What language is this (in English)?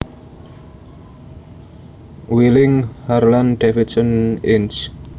Javanese